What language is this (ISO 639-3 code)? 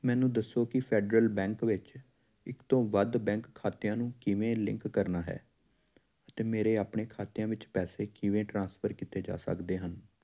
pan